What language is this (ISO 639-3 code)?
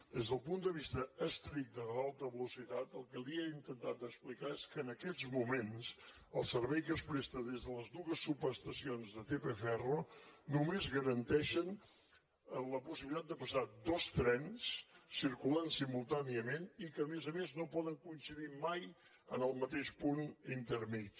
cat